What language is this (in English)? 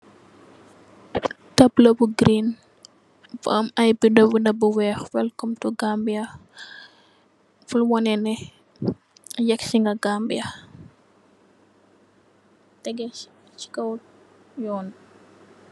Wolof